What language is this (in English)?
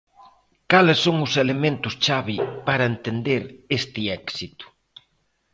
Galician